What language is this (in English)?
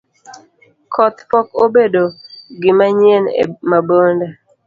Luo (Kenya and Tanzania)